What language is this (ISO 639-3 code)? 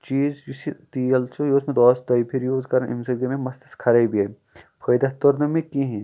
kas